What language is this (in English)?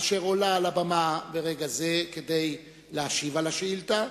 Hebrew